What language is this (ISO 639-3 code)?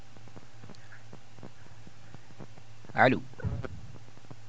ful